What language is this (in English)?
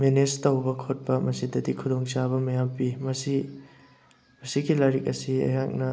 Manipuri